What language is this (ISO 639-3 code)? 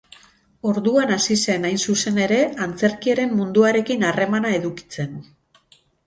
eus